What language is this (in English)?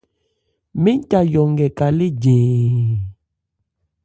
Ebrié